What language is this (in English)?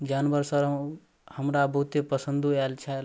Maithili